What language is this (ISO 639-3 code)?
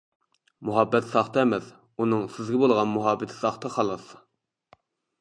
uig